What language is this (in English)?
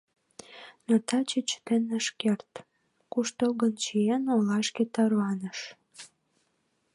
Mari